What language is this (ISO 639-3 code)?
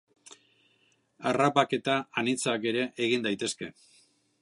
eus